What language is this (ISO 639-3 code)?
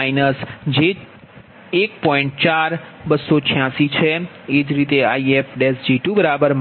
guj